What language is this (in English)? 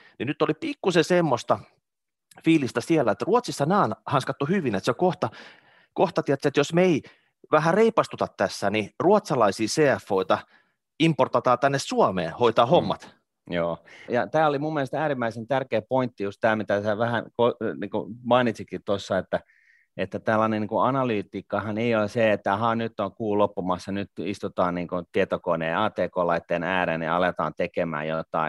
Finnish